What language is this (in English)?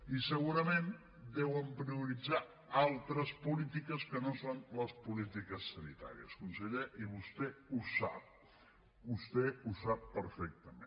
Catalan